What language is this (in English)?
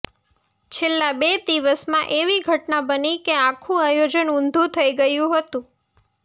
Gujarati